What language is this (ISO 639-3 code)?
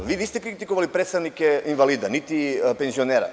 srp